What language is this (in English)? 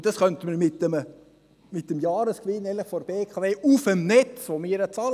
Swiss German